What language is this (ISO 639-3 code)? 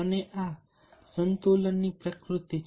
guj